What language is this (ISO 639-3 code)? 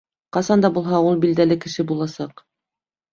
bak